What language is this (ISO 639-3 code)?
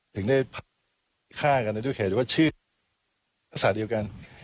tha